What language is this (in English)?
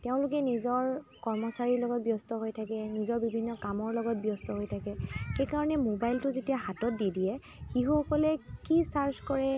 Assamese